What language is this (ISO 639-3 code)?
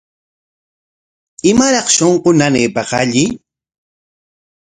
qwa